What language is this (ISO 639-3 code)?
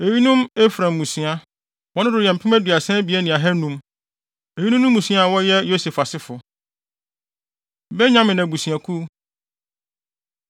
aka